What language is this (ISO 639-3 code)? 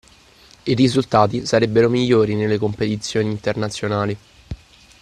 ita